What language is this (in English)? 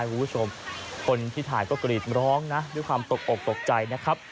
Thai